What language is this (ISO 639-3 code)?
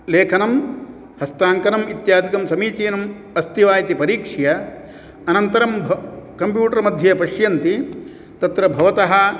san